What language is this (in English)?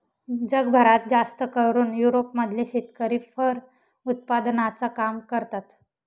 Marathi